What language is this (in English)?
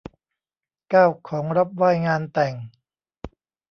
Thai